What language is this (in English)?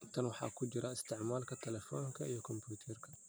Somali